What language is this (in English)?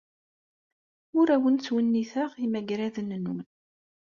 Kabyle